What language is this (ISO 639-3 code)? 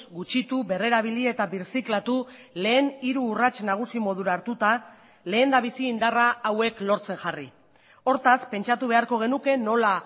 eus